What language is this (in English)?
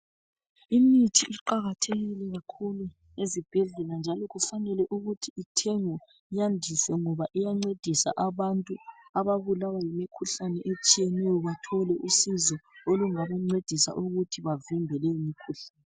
North Ndebele